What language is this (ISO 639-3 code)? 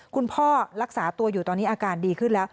tha